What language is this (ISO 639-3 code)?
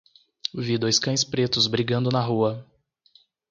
por